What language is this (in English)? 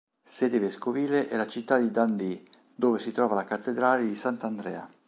Italian